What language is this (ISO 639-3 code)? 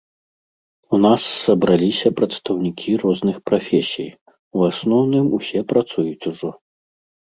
bel